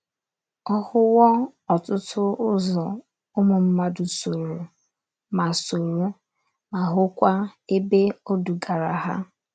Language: Igbo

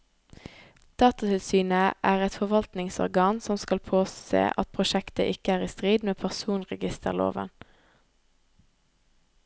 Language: Norwegian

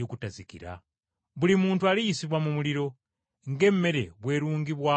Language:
Ganda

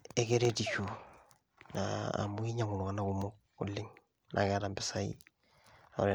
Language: Masai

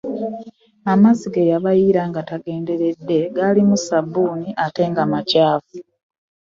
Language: Ganda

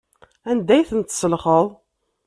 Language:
Kabyle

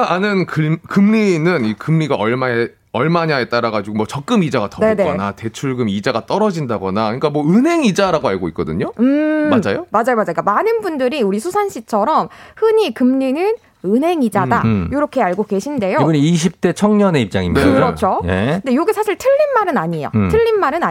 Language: Korean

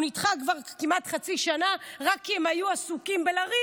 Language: Hebrew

